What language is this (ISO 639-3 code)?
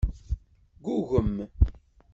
kab